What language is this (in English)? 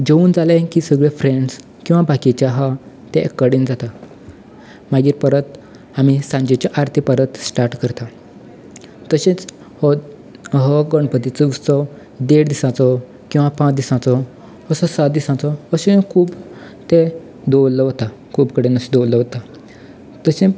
Konkani